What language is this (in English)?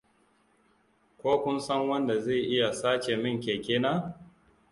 Hausa